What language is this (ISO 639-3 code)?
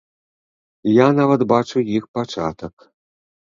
bel